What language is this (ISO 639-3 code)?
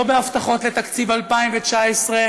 heb